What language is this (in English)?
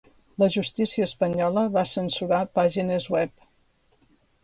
Catalan